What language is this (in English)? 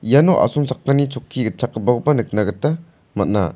Garo